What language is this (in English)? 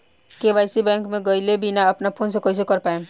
Bhojpuri